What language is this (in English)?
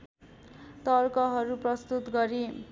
Nepali